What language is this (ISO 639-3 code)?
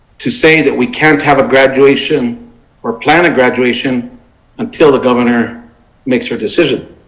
eng